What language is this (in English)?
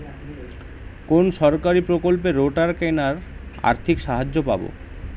Bangla